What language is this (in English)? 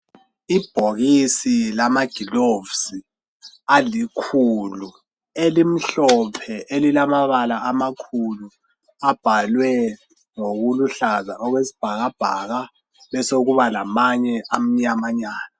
North Ndebele